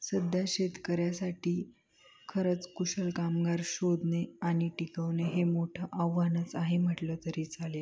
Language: Marathi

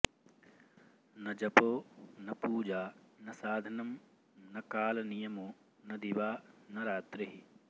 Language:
Sanskrit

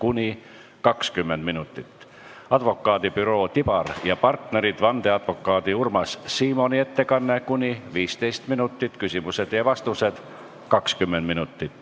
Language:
Estonian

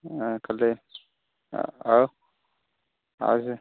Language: Odia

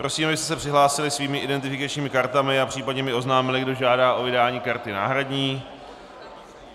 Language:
Czech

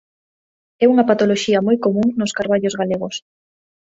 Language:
Galician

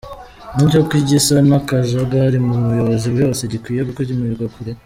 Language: Kinyarwanda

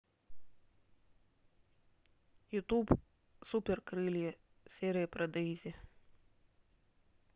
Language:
Russian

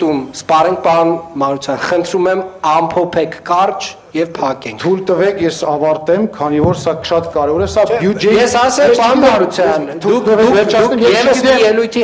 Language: Romanian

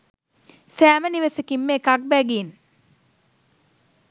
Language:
Sinhala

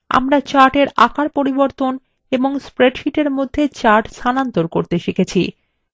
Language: Bangla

